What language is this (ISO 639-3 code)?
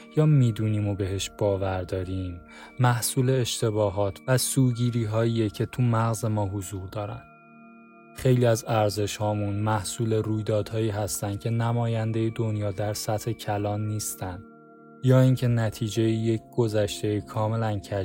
fas